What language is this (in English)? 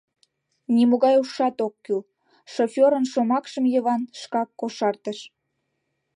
Mari